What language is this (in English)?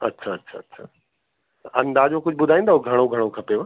Sindhi